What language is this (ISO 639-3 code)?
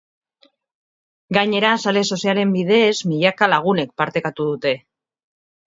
eus